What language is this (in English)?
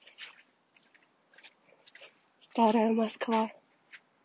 Russian